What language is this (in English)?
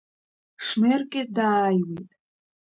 Abkhazian